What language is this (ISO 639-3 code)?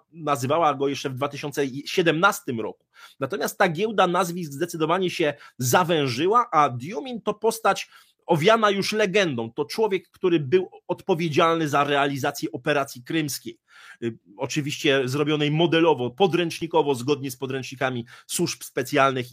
pol